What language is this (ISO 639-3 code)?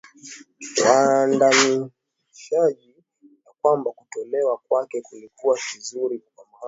swa